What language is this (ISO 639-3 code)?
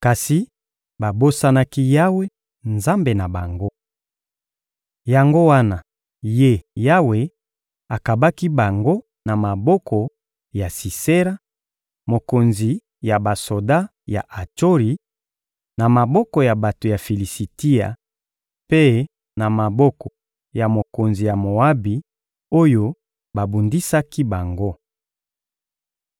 lin